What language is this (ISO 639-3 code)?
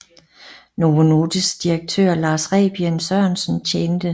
dan